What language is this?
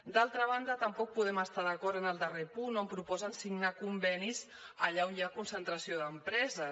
Catalan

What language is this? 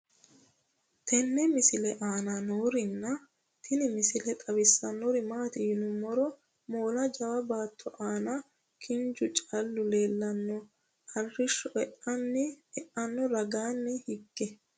Sidamo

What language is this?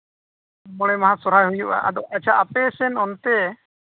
Santali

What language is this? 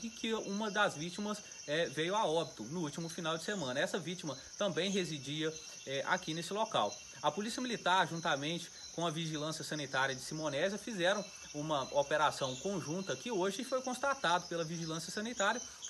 Portuguese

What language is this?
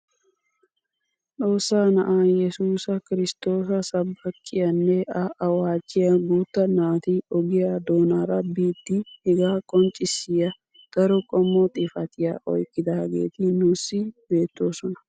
Wolaytta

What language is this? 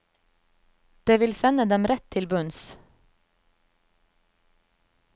Norwegian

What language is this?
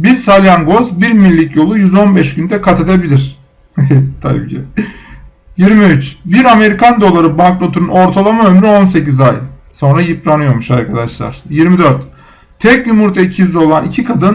Turkish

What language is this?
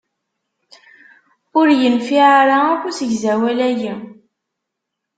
Kabyle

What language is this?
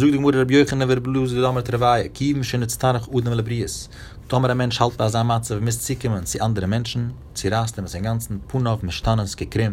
Hebrew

